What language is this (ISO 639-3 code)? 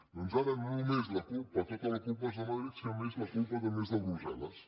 cat